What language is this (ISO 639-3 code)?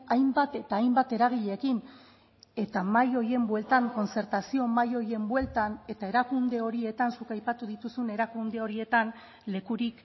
eus